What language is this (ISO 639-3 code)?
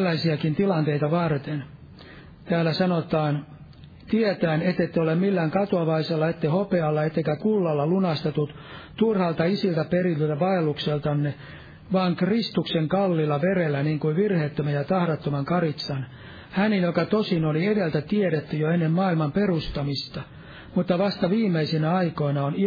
fin